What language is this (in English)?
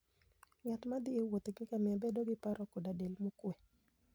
Luo (Kenya and Tanzania)